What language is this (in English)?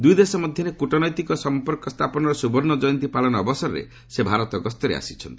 Odia